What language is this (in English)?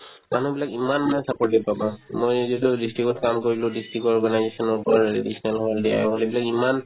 Assamese